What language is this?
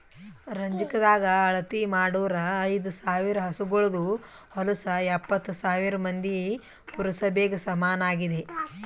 Kannada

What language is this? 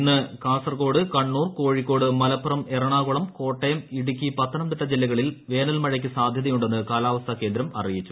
Malayalam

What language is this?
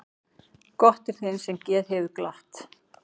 Icelandic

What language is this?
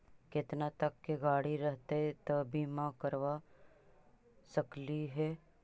Magahi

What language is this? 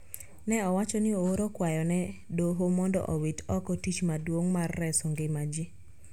Luo (Kenya and Tanzania)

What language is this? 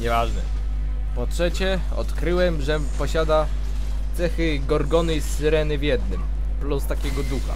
Polish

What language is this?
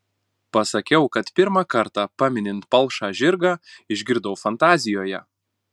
Lithuanian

